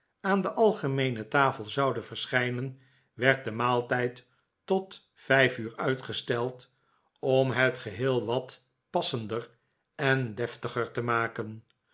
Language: Dutch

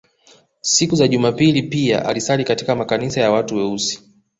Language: Swahili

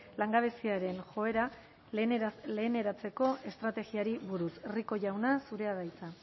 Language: Basque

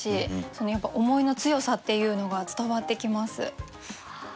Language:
Japanese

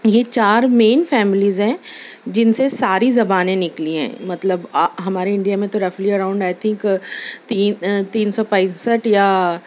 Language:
Urdu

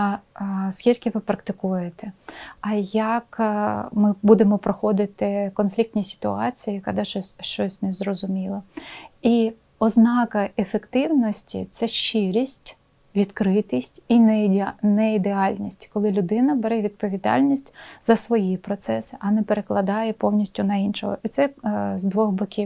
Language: Ukrainian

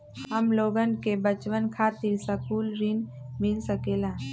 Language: Magahi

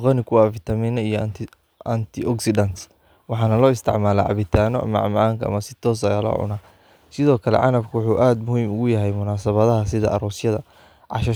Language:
Somali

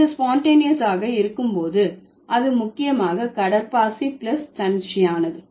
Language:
Tamil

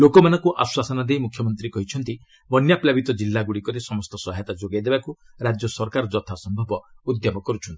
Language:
Odia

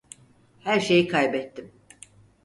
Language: Turkish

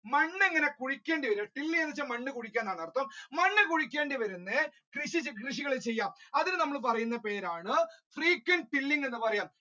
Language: Malayalam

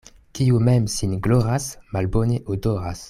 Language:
Esperanto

